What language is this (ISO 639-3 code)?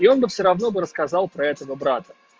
rus